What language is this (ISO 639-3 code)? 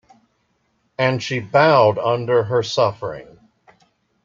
eng